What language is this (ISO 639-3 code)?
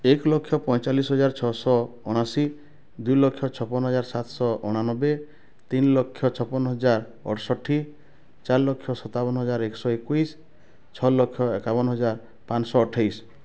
ori